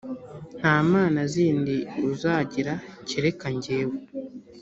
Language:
Kinyarwanda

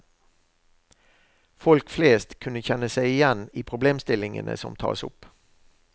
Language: Norwegian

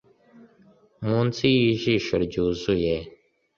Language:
Kinyarwanda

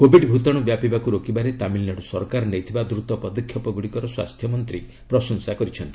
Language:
Odia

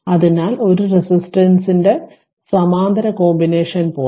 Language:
Malayalam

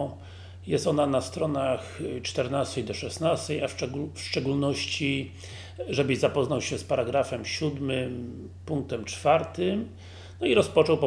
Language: Polish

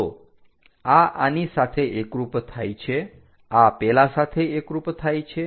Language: Gujarati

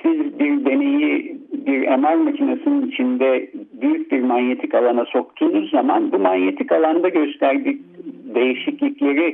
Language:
Turkish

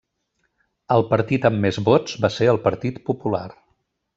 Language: Catalan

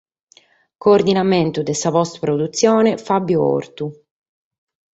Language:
Sardinian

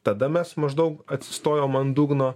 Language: Lithuanian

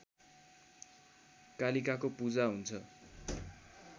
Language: Nepali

